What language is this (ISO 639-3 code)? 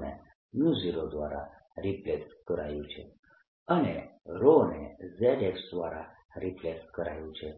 guj